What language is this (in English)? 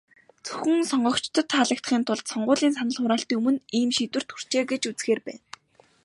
Mongolian